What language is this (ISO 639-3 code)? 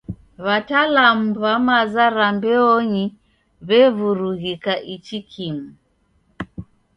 dav